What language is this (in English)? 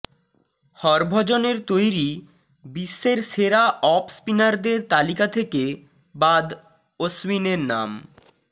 Bangla